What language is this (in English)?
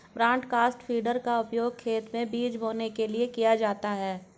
Hindi